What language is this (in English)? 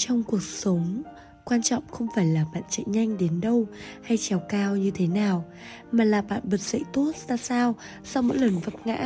Vietnamese